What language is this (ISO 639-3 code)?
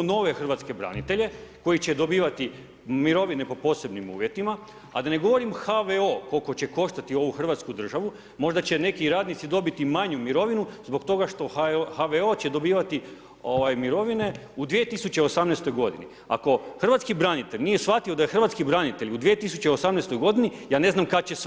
hrv